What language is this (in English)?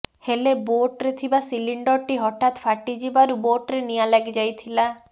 Odia